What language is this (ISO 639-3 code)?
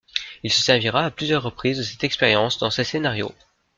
fra